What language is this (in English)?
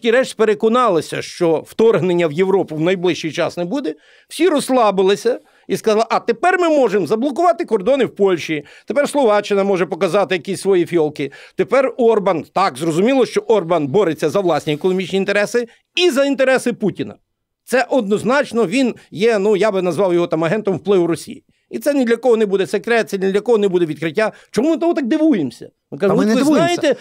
Ukrainian